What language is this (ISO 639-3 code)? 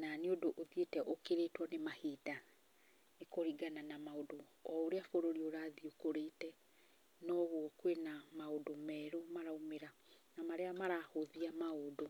kik